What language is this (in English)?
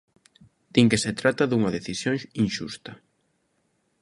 Galician